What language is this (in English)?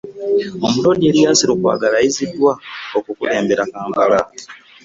Ganda